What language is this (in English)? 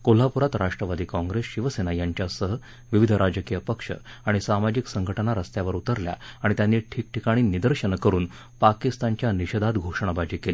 Marathi